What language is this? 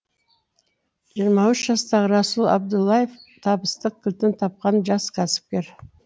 Kazakh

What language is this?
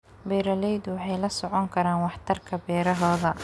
Somali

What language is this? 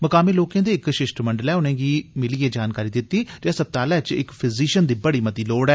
Dogri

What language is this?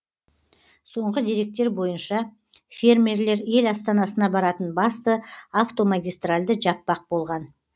Kazakh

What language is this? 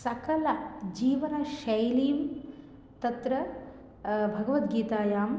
Sanskrit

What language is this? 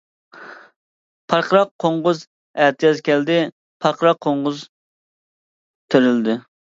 Uyghur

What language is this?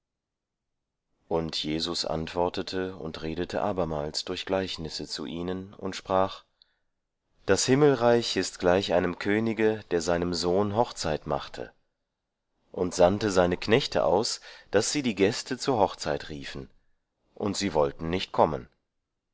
German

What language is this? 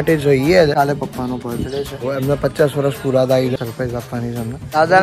Gujarati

